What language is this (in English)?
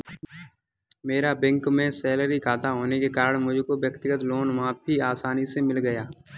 Hindi